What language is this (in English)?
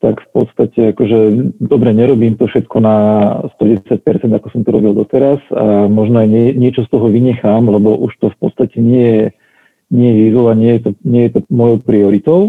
Slovak